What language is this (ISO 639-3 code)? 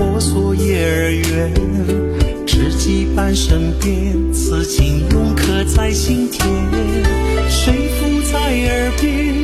zho